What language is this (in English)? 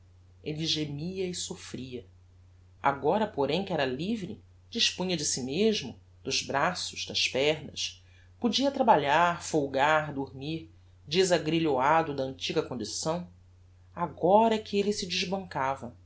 Portuguese